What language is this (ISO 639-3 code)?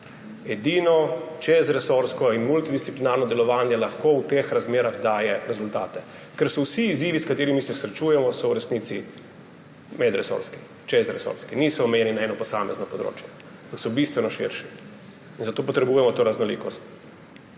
slv